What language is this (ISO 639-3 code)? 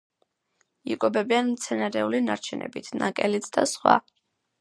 kat